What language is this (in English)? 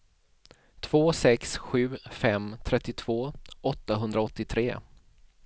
Swedish